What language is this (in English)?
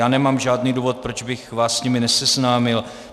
Czech